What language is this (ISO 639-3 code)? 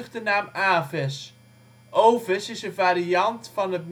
nld